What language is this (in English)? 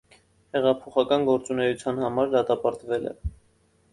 Armenian